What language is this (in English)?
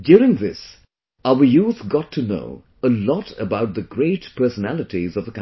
English